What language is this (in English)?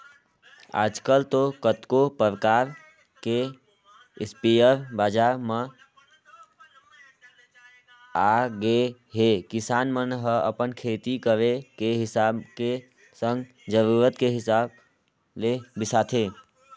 Chhattisgarhi